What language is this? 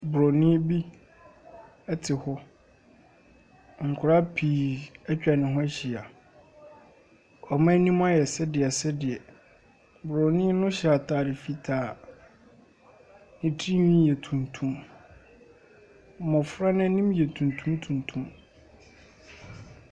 Akan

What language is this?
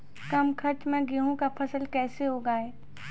Maithili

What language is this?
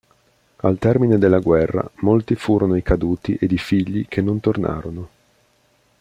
Italian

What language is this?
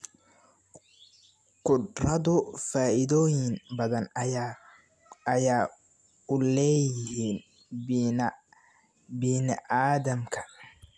Somali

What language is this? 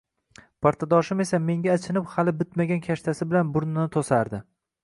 Uzbek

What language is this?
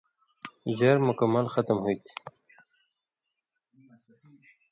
Indus Kohistani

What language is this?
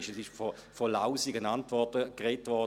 Swiss German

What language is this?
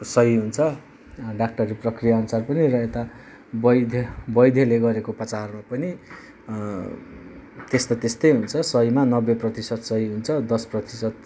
Nepali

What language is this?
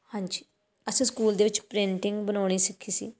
Punjabi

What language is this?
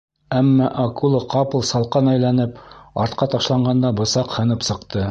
Bashkir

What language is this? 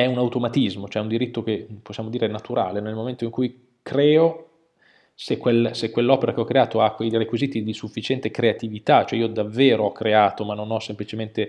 Italian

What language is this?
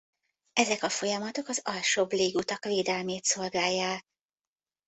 Hungarian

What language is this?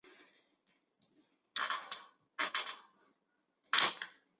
Chinese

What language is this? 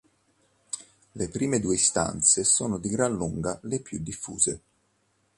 Italian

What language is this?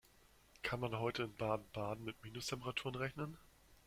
German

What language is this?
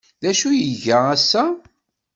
Kabyle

